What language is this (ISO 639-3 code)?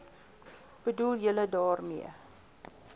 afr